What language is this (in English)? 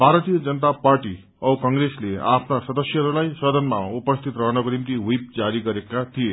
Nepali